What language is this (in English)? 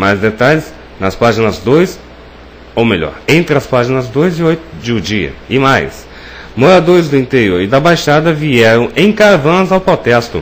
Portuguese